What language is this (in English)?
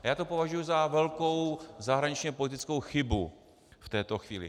Czech